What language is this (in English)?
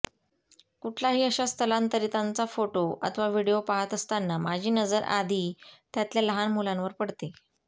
Marathi